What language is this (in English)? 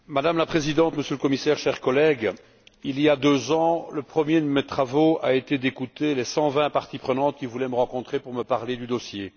French